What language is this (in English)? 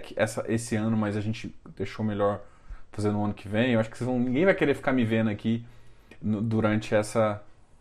Portuguese